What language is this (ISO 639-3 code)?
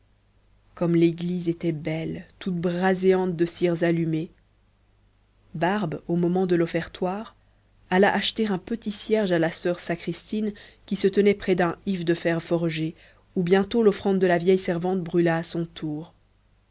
fra